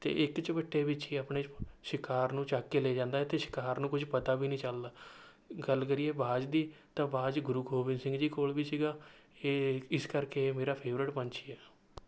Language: Punjabi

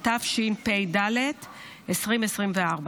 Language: Hebrew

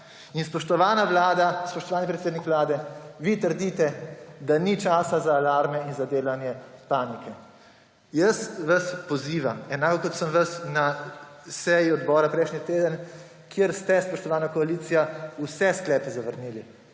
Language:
Slovenian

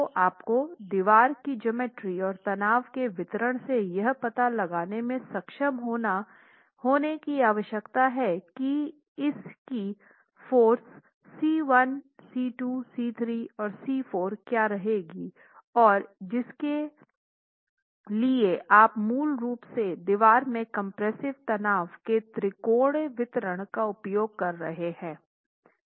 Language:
Hindi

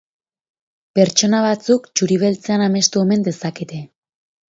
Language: Basque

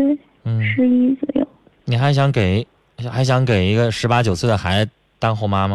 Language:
Chinese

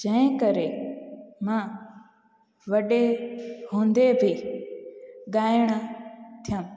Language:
Sindhi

